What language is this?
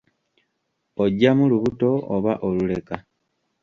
Ganda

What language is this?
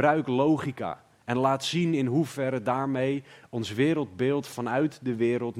Dutch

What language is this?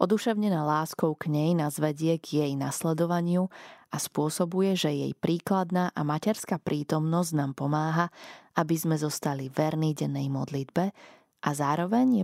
Slovak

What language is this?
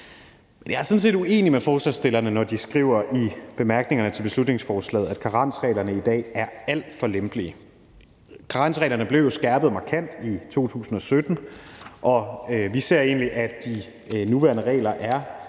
Danish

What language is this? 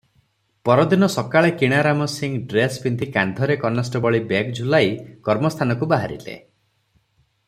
Odia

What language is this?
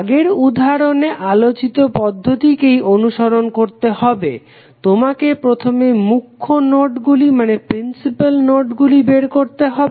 Bangla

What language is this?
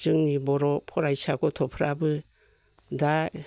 Bodo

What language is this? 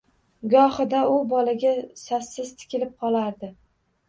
Uzbek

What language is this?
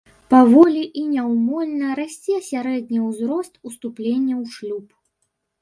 Belarusian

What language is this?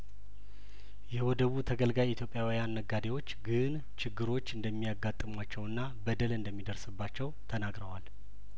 Amharic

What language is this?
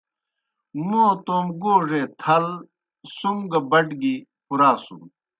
Kohistani Shina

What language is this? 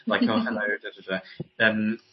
Welsh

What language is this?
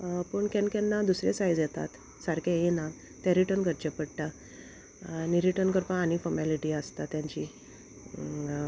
Konkani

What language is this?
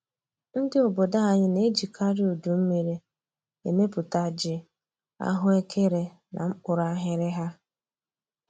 Igbo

